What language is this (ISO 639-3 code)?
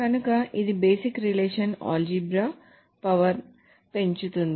tel